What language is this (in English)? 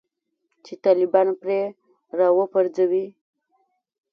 Pashto